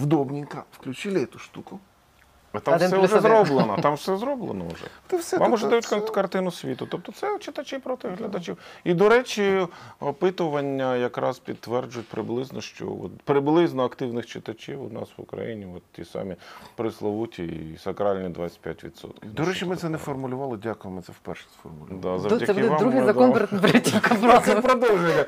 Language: Ukrainian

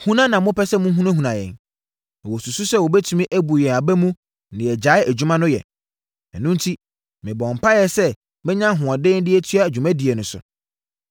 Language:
Akan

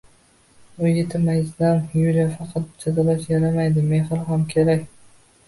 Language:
Uzbek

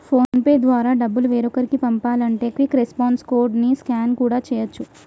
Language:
Telugu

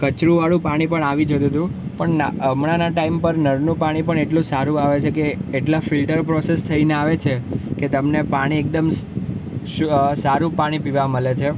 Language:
Gujarati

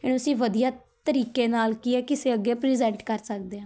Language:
Punjabi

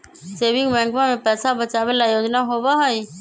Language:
Magahi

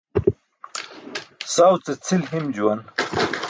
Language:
Burushaski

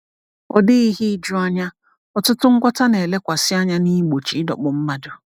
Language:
Igbo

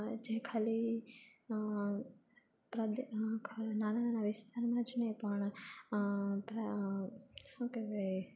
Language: Gujarati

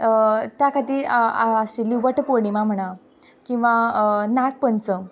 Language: Konkani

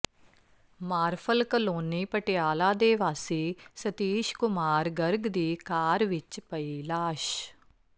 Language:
Punjabi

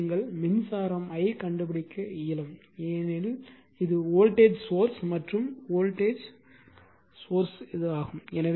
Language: Tamil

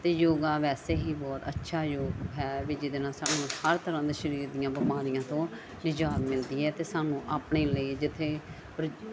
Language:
Punjabi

